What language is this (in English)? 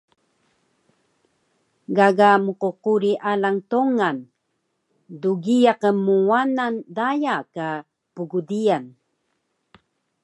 Taroko